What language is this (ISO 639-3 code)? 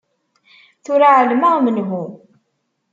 kab